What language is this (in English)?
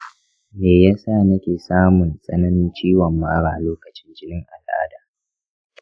Hausa